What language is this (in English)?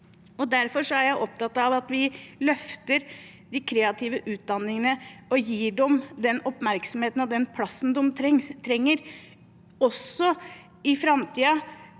Norwegian